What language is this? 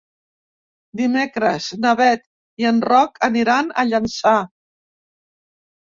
Catalan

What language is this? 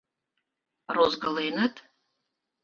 Mari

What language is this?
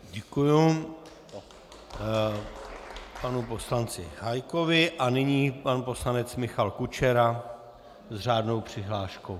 Czech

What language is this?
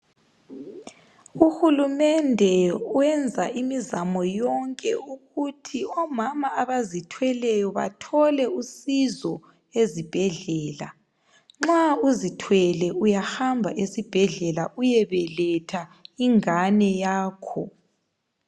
North Ndebele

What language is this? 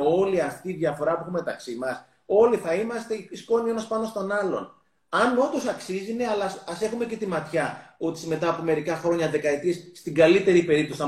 Greek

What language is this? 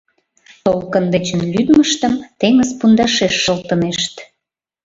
Mari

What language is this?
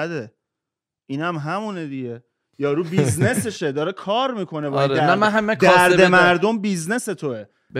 Persian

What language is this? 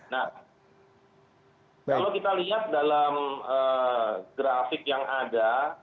Indonesian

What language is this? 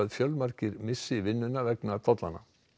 Icelandic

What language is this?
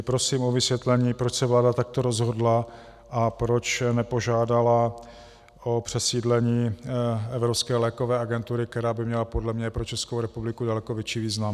Czech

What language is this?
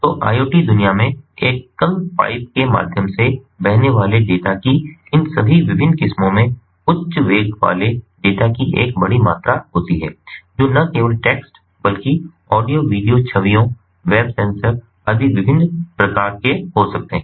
Hindi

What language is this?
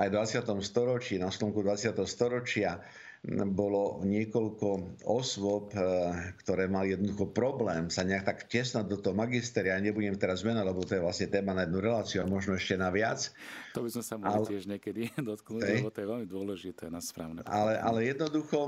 Slovak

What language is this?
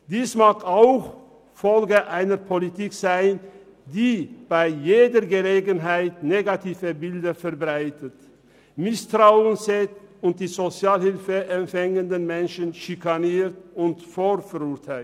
Swiss German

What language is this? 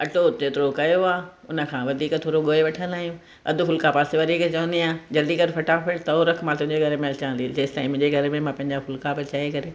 Sindhi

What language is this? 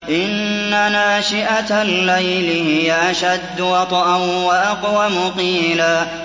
Arabic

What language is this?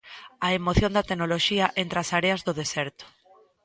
Galician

